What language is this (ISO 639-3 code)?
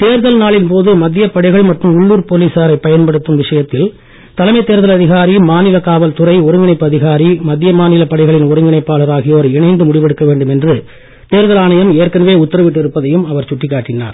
tam